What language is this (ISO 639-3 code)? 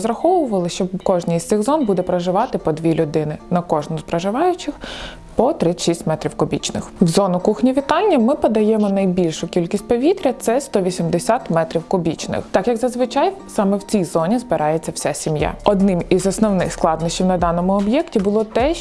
ukr